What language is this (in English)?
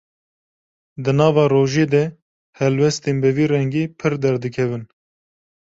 Kurdish